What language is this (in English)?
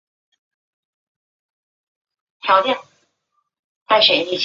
Chinese